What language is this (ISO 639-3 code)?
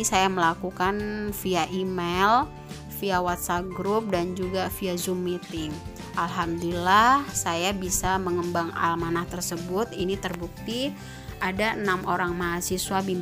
ind